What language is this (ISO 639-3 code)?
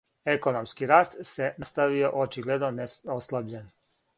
srp